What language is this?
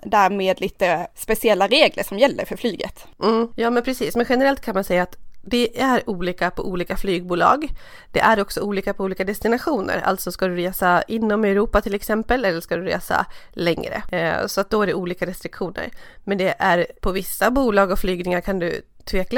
Swedish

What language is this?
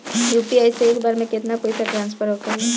Bhojpuri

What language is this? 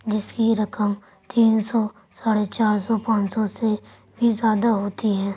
Urdu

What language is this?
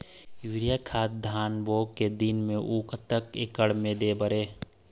Chhattisgarhi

